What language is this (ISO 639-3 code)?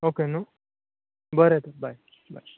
kok